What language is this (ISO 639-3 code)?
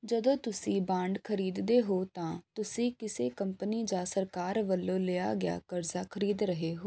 pan